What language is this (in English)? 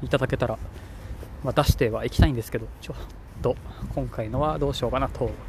Japanese